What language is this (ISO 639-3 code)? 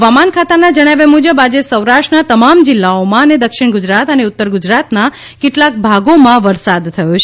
guj